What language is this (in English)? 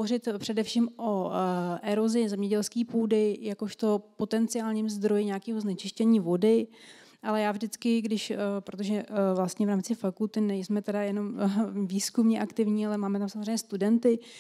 Czech